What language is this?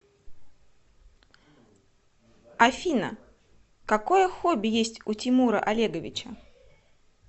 Russian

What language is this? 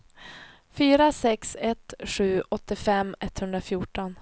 Swedish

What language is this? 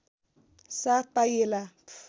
Nepali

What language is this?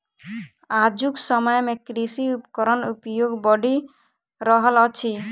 Maithili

